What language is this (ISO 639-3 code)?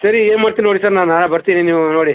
kan